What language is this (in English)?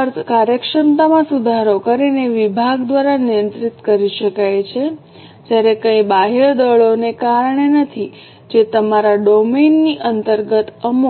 Gujarati